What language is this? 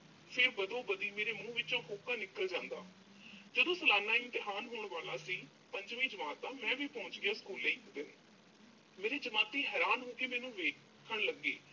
Punjabi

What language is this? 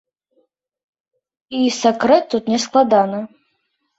Belarusian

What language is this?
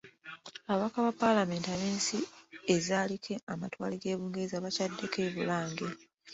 Ganda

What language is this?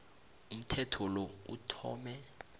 South Ndebele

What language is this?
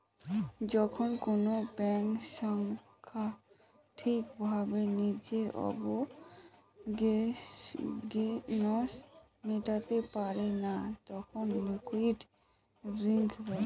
Bangla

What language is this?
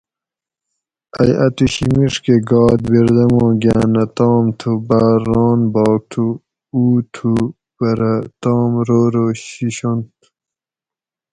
Gawri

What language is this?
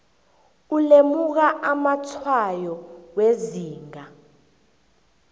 South Ndebele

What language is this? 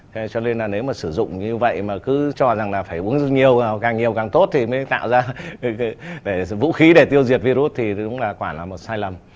Vietnamese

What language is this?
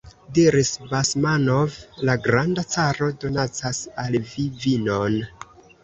Esperanto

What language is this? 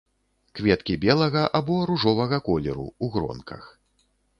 Belarusian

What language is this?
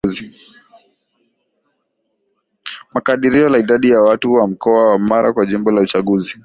Swahili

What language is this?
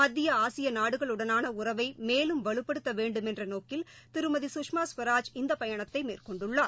Tamil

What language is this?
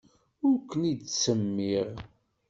Kabyle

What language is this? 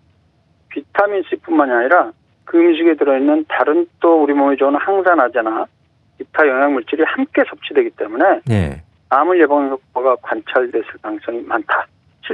Korean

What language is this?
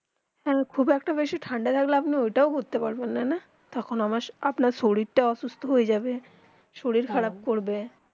Bangla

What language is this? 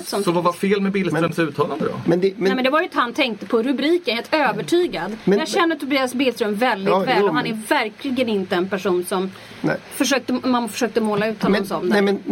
Swedish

